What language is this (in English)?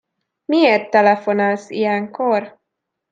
Hungarian